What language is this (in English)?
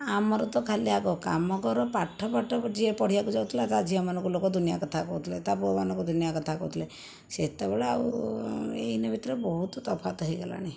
Odia